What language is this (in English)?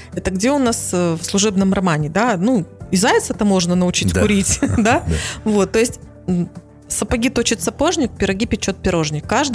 Russian